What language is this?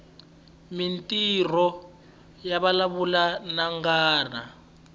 Tsonga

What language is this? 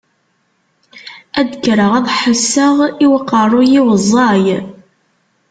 Kabyle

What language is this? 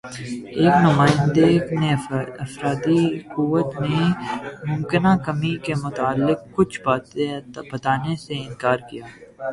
Urdu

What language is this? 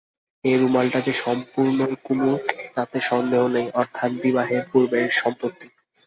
Bangla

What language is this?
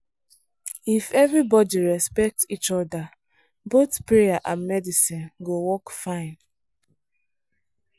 Nigerian Pidgin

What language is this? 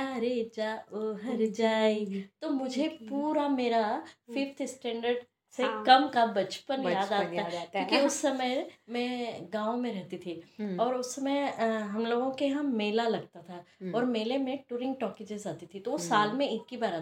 Hindi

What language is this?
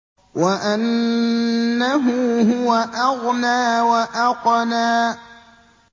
Arabic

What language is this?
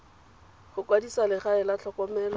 Tswana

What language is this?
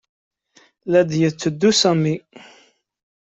Kabyle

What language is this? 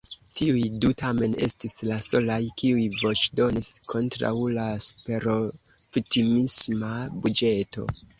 Esperanto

